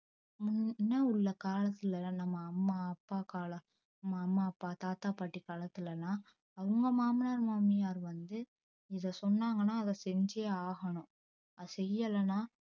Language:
Tamil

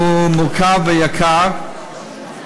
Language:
Hebrew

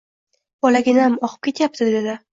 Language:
Uzbek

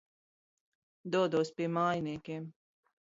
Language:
Latvian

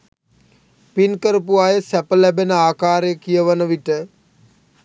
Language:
Sinhala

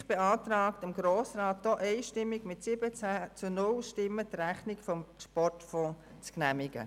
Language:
Swiss German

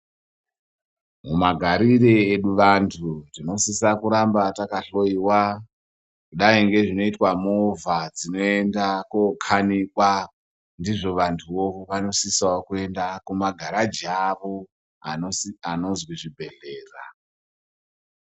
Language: Ndau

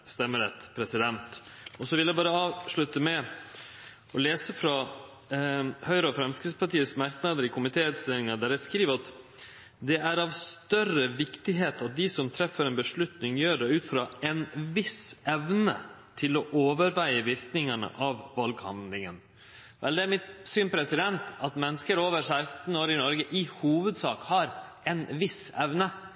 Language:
Norwegian Nynorsk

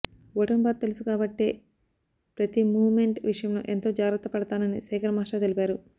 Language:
Telugu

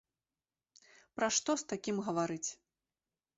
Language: Belarusian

